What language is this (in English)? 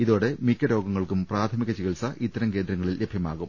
Malayalam